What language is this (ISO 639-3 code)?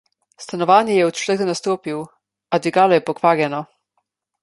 slv